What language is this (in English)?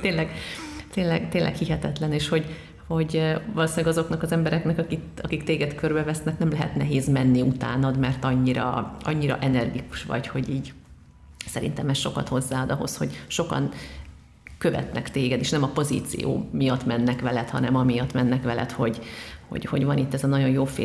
Hungarian